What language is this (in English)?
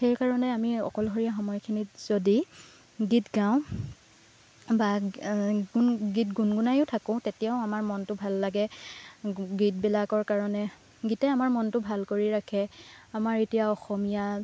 Assamese